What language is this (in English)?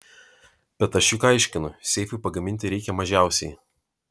Lithuanian